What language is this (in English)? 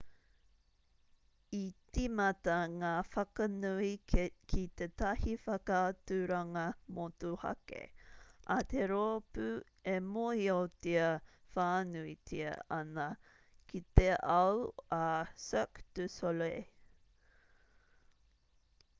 Māori